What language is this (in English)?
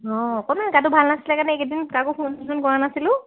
Assamese